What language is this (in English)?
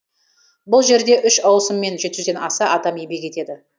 Kazakh